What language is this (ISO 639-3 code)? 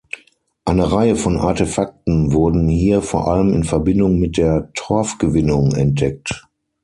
deu